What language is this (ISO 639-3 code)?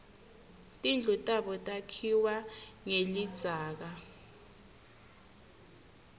ssw